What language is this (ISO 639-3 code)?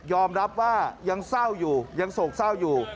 tha